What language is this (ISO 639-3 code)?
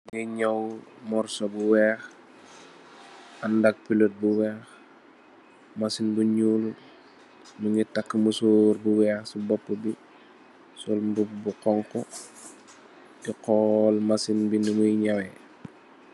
wol